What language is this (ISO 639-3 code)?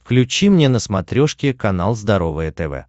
rus